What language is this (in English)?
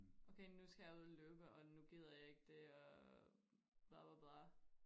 Danish